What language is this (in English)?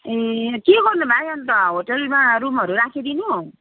Nepali